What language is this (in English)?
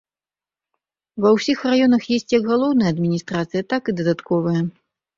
Belarusian